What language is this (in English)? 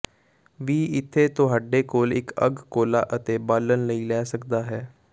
Punjabi